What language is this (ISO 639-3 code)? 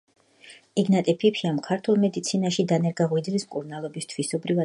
kat